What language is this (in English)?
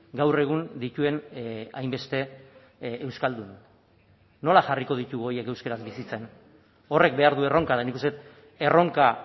Basque